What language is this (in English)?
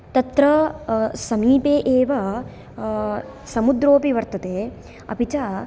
Sanskrit